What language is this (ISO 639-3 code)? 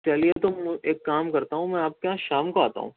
urd